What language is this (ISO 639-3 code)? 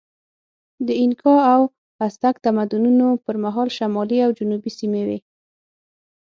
pus